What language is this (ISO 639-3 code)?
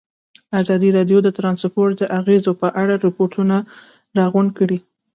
pus